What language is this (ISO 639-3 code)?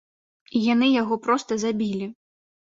bel